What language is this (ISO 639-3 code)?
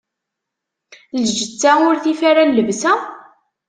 kab